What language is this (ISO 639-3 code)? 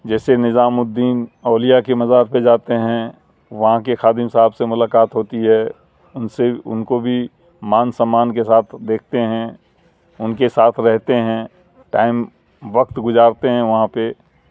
urd